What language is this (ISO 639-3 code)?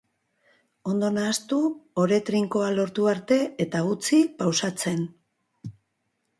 eus